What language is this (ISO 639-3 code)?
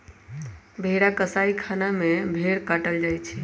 mag